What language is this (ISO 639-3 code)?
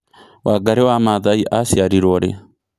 kik